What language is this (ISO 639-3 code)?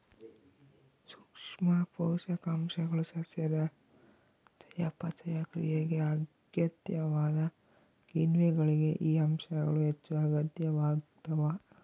kan